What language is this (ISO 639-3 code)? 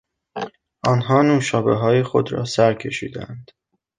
fas